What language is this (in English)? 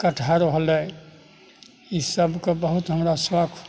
Maithili